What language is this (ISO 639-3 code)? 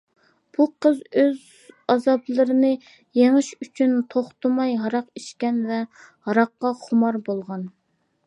uig